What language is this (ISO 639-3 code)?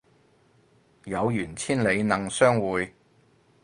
yue